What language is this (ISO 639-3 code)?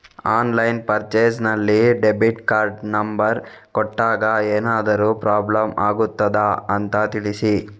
kan